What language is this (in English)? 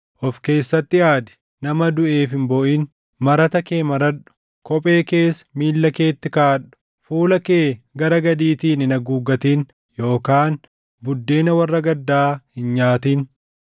Oromo